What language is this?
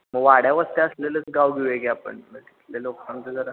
Marathi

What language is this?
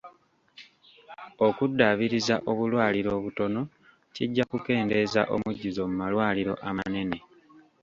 Ganda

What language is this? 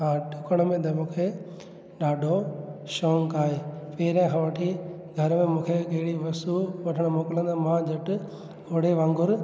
Sindhi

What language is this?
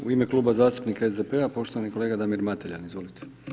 Croatian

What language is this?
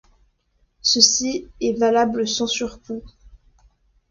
French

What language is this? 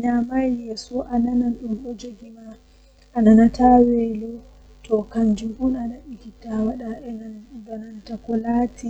Western Niger Fulfulde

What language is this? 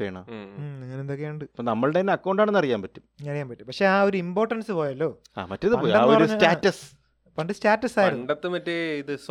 Malayalam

